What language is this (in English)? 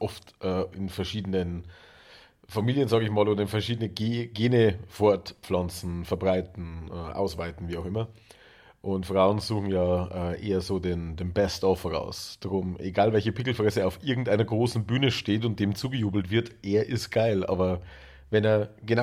German